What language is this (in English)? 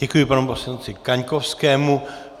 Czech